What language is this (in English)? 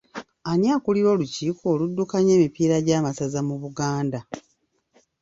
Ganda